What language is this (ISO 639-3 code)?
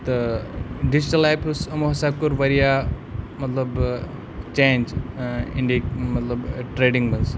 kas